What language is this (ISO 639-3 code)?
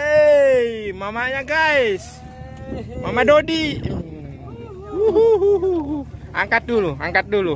ind